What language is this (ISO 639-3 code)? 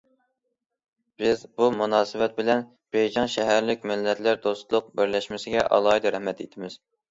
uig